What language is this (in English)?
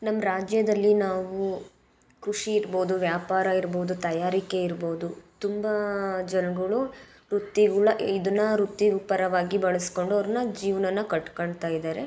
Kannada